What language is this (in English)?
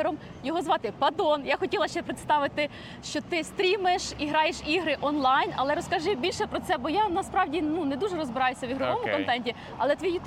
Ukrainian